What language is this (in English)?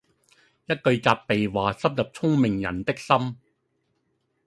Cantonese